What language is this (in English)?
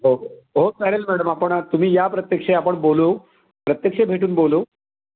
Marathi